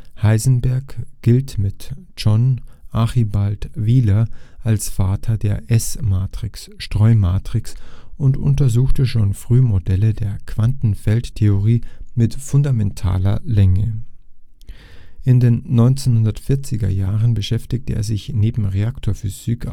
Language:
German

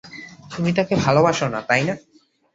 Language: Bangla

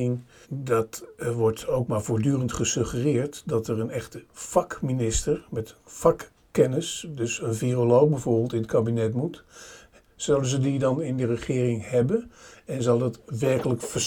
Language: Dutch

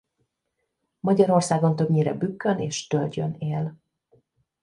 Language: Hungarian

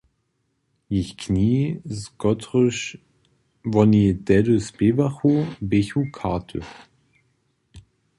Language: Upper Sorbian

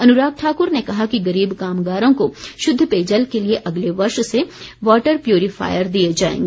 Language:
Hindi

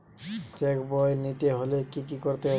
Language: Bangla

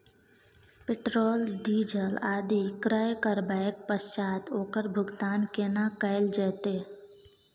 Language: Maithili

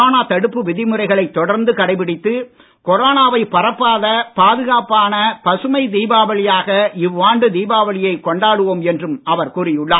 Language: Tamil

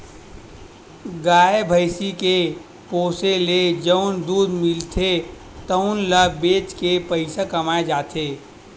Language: Chhattisgarhi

